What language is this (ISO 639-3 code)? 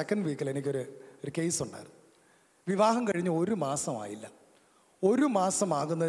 mal